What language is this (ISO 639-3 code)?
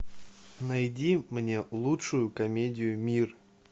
rus